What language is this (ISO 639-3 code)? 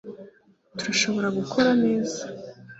kin